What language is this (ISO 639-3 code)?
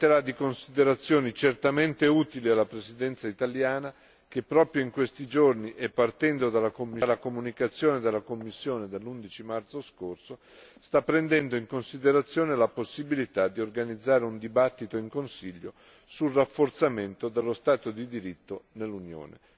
ita